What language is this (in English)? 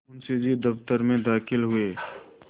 Hindi